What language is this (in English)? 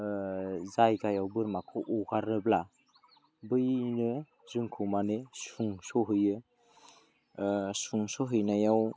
Bodo